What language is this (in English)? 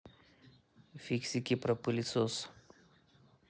Russian